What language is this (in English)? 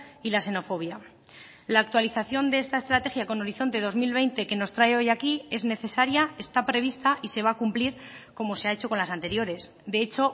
Spanish